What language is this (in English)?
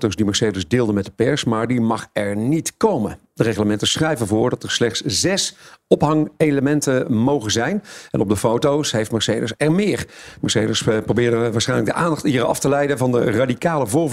Dutch